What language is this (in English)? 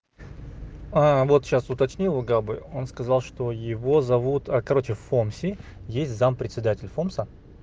Russian